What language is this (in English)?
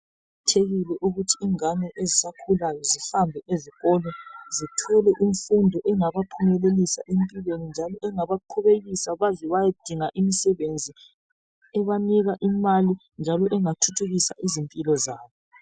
North Ndebele